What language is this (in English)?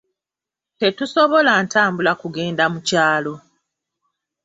Ganda